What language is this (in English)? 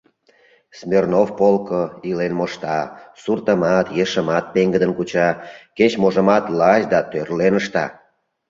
Mari